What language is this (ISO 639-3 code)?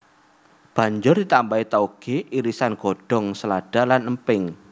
jav